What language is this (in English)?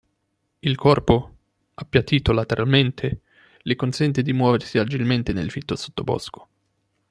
Italian